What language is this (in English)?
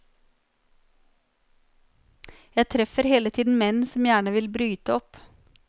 Norwegian